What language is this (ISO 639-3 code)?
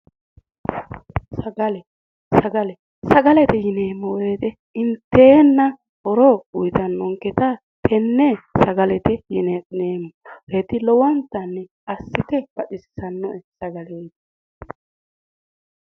sid